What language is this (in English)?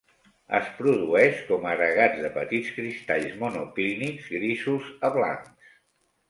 Catalan